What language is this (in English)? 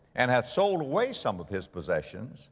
English